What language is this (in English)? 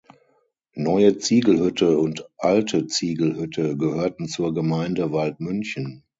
German